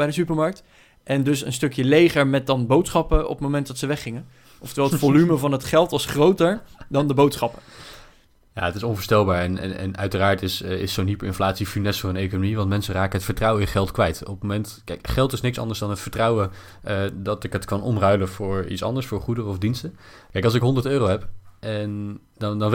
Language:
Dutch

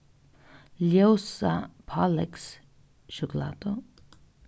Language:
Faroese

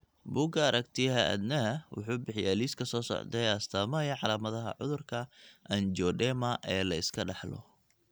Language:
Somali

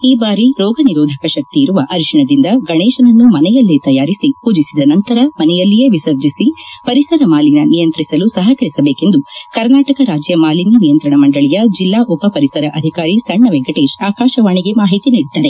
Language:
Kannada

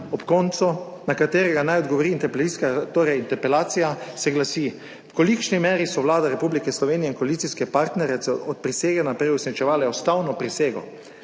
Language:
Slovenian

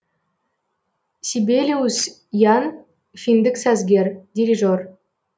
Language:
Kazakh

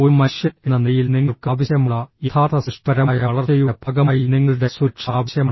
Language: Malayalam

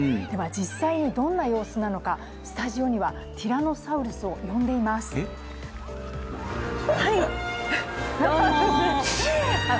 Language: Japanese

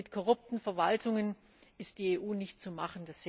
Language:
German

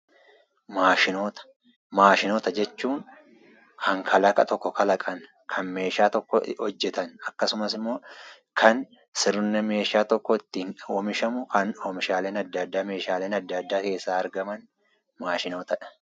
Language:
Oromo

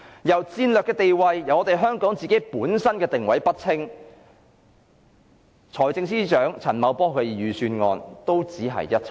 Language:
Cantonese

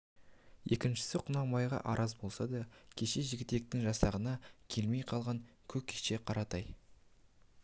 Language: Kazakh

